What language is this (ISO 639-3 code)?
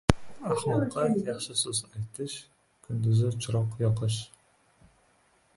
uzb